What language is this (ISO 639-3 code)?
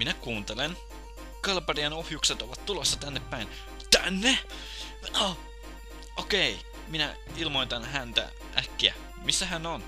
fin